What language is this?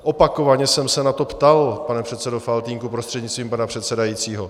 Czech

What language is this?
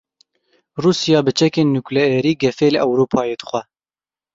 Kurdish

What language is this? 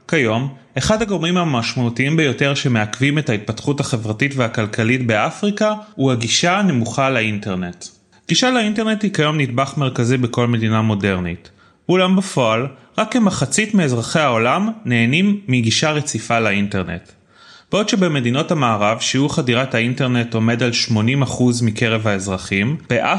Hebrew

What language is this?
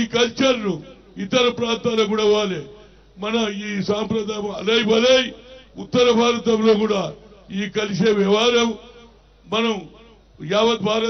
Turkish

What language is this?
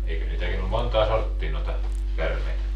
Finnish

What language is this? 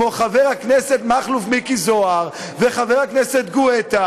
Hebrew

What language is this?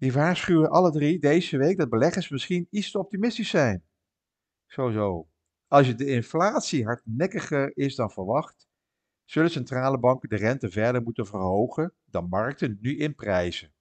Dutch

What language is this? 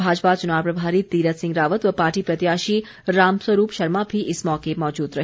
Hindi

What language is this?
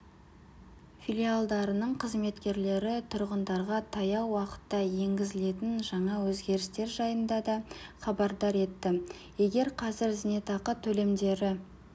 Kazakh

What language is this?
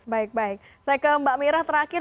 Indonesian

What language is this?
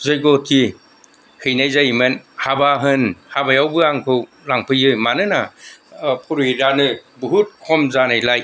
Bodo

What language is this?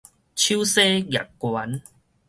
Min Nan Chinese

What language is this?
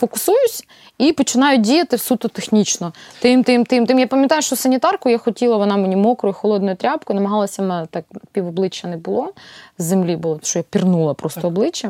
Ukrainian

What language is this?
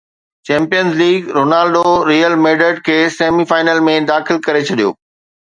Sindhi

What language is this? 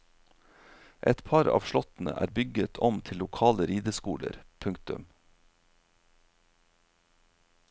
Norwegian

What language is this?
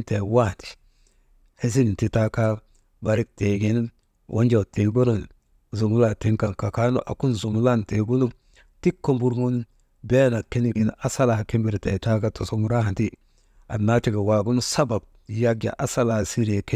Maba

